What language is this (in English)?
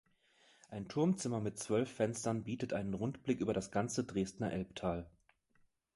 German